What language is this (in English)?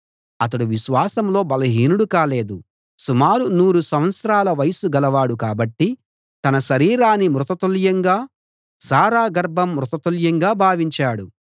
Telugu